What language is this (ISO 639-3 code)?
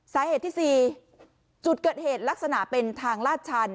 tha